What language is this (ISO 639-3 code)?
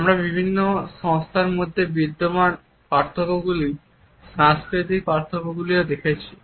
ben